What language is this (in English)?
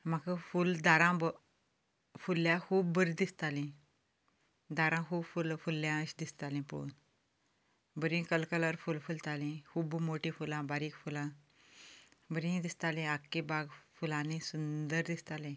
Konkani